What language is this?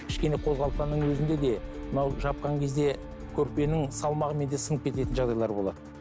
Kazakh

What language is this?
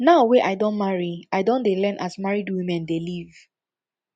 Nigerian Pidgin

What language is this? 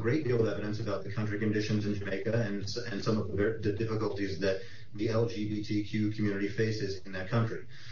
English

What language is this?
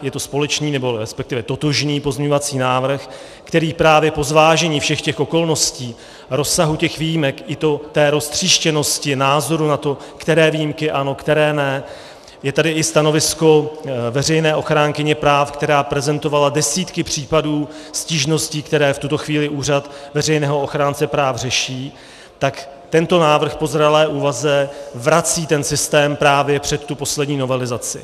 Czech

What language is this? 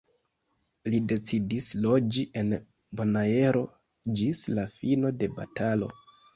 Esperanto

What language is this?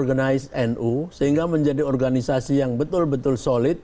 Indonesian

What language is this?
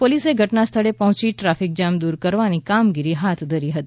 Gujarati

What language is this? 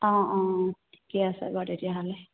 Assamese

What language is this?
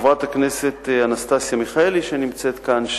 Hebrew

